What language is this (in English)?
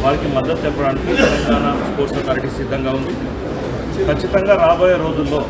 Telugu